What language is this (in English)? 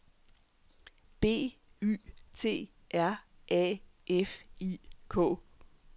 Danish